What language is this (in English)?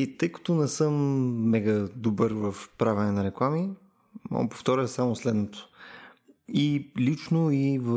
Bulgarian